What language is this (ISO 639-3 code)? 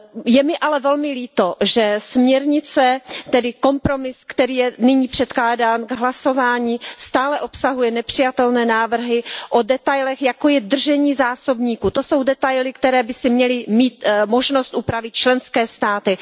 ces